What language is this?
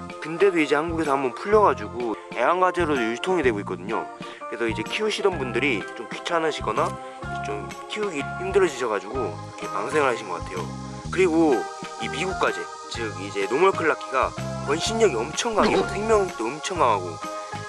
Korean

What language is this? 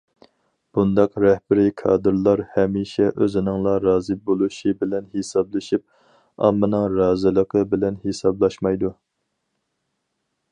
Uyghur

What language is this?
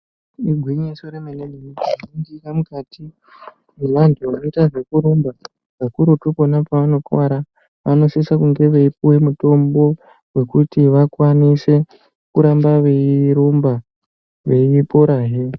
Ndau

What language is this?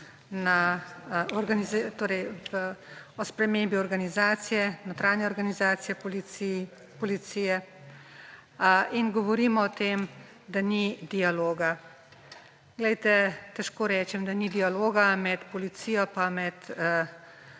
Slovenian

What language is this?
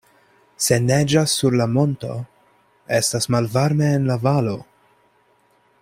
Esperanto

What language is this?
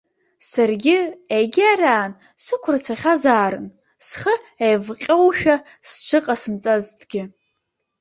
Abkhazian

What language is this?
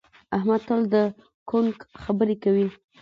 Pashto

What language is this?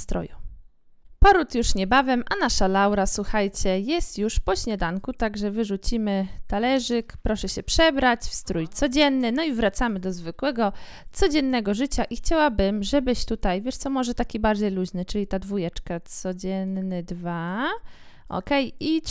Polish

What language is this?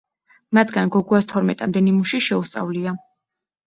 Georgian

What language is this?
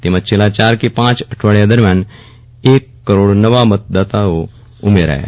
Gujarati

